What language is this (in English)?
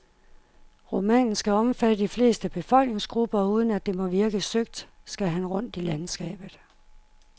Danish